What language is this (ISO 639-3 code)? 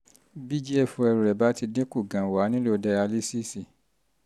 yor